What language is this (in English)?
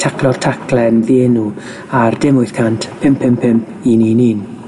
Welsh